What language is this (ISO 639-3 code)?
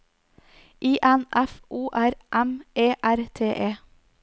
nor